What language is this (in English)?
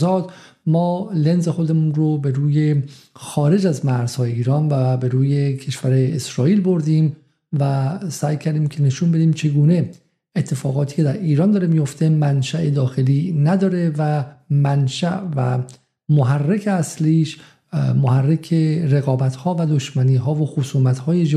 Persian